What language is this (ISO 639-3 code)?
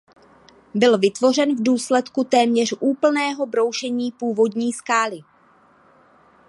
ces